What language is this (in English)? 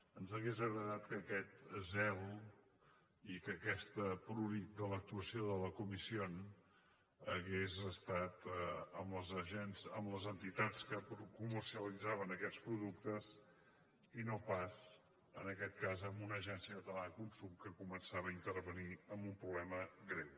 Catalan